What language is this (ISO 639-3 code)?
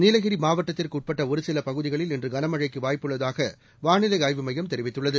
tam